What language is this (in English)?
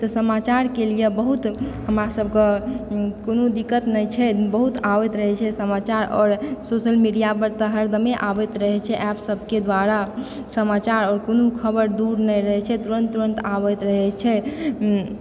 Maithili